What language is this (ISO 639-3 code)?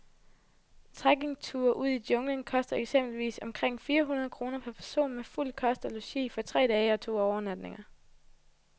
dan